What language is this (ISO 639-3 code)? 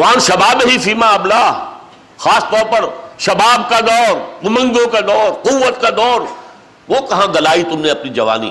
urd